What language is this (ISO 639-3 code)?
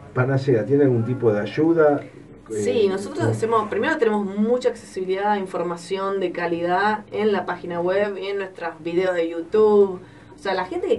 spa